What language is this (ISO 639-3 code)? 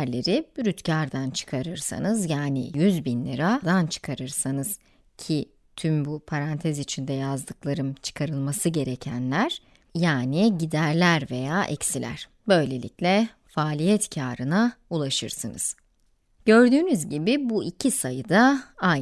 tur